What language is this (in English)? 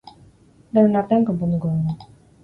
Basque